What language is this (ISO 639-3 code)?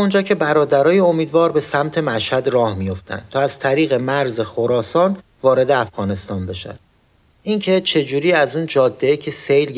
fas